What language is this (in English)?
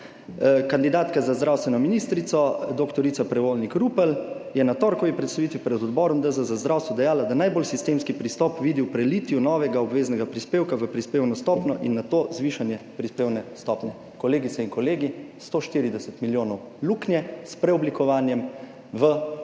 Slovenian